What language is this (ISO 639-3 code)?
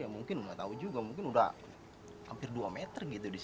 ind